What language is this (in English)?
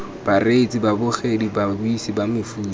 Tswana